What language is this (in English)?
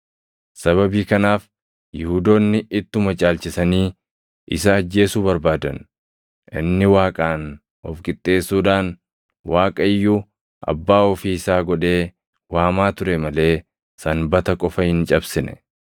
Oromo